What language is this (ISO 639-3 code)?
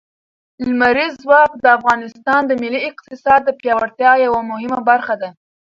pus